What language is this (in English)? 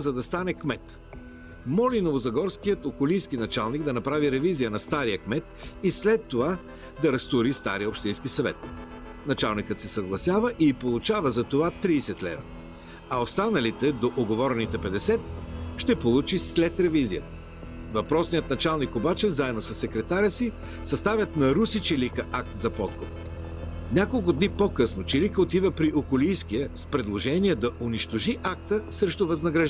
Bulgarian